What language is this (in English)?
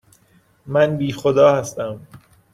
Persian